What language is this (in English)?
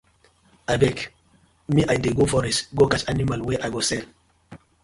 Nigerian Pidgin